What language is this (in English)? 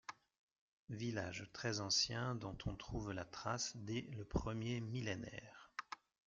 French